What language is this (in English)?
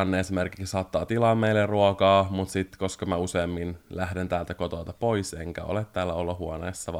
Finnish